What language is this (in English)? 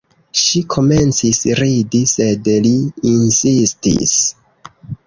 Esperanto